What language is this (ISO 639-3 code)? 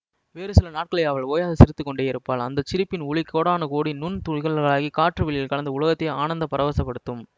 tam